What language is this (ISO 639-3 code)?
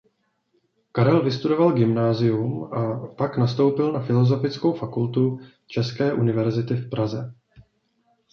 ces